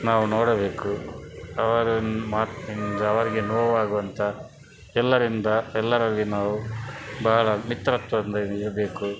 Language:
Kannada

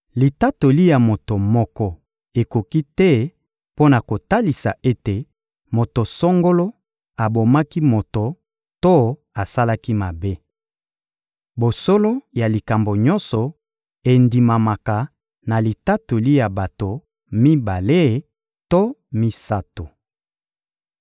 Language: Lingala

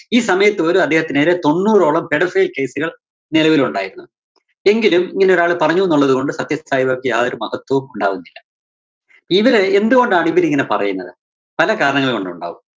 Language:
Malayalam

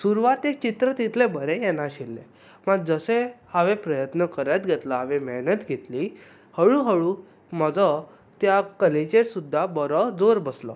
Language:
Konkani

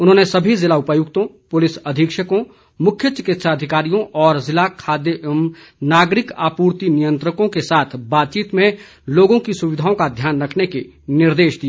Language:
Hindi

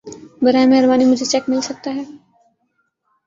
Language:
Urdu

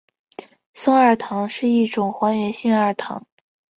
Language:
Chinese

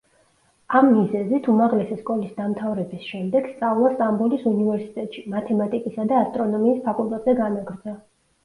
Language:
Georgian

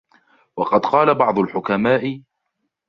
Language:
Arabic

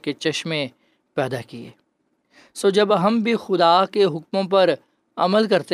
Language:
Urdu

